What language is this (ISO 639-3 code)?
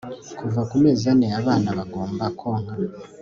kin